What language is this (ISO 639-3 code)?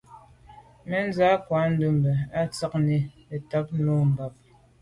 byv